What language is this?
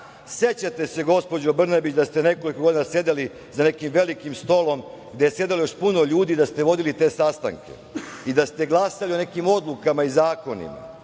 Serbian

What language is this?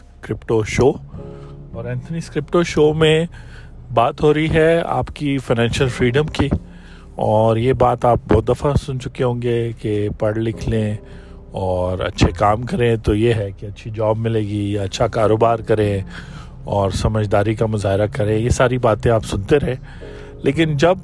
Urdu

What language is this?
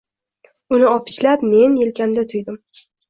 Uzbek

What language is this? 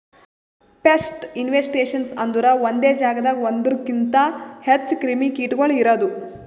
Kannada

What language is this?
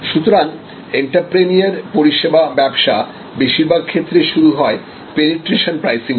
Bangla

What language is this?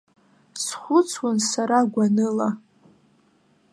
Abkhazian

